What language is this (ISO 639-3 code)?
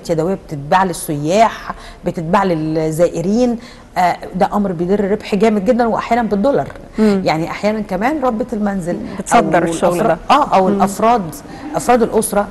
ara